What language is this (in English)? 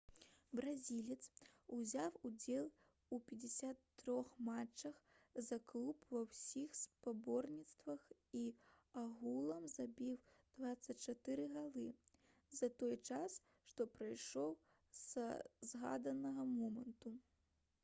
Belarusian